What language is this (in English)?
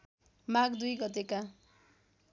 Nepali